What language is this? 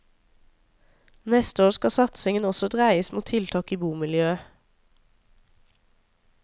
Norwegian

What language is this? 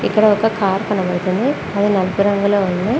Telugu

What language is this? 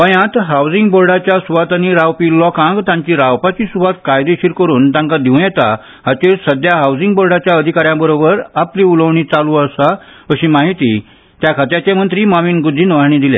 Konkani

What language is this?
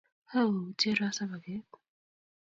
Kalenjin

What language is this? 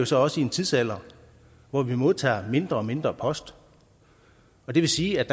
Danish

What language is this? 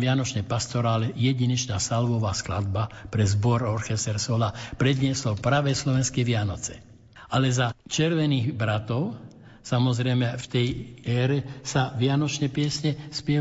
Slovak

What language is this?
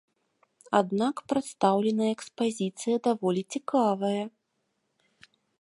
Belarusian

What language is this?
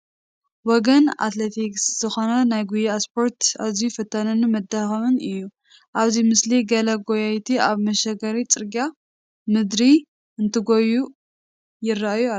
Tigrinya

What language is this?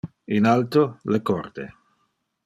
Interlingua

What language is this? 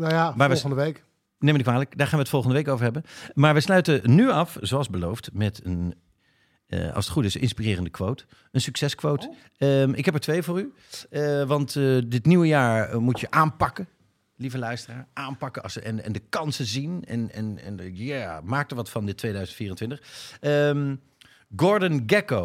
Dutch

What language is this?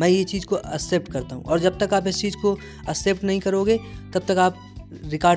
Hindi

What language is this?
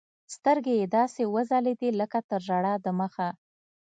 Pashto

